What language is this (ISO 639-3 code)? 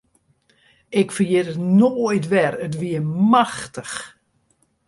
fry